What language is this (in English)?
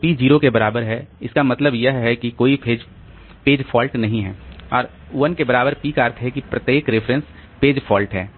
Hindi